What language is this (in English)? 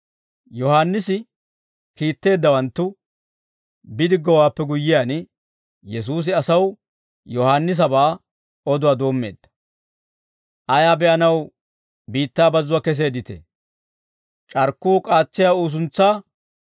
Dawro